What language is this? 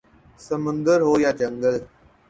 Urdu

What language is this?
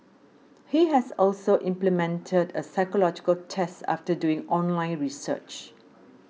English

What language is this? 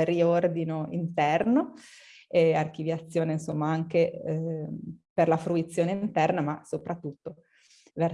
Italian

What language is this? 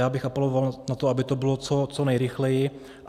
Czech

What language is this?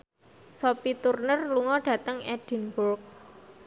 Javanese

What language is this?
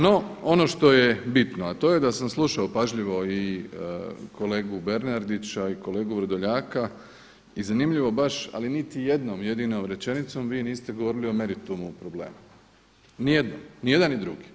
Croatian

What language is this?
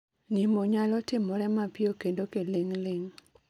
Luo (Kenya and Tanzania)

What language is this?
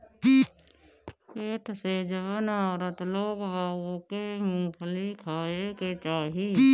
Bhojpuri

